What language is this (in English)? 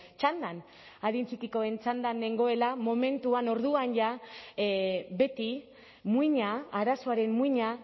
Basque